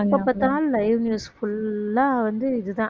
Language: Tamil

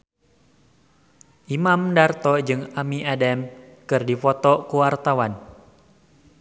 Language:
Sundanese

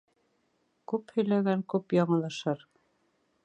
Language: Bashkir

